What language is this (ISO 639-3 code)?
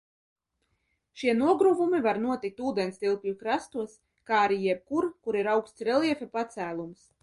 lav